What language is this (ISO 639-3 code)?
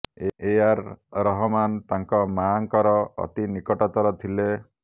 ori